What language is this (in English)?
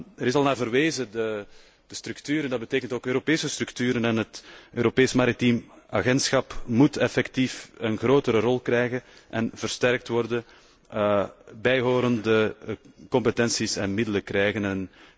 Dutch